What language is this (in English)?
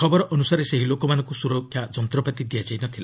Odia